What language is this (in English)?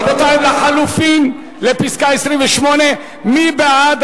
Hebrew